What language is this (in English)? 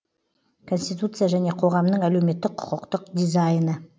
Kazakh